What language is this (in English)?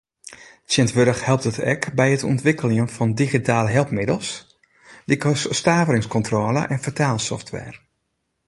Western Frisian